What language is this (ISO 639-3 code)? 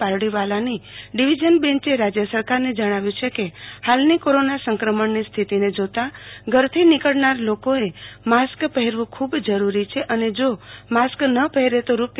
guj